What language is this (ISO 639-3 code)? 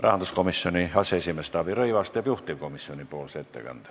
est